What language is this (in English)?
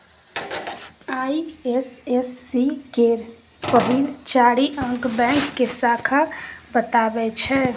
Maithili